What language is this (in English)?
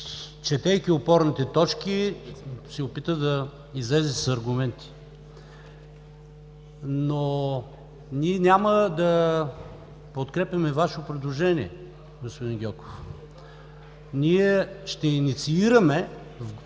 Bulgarian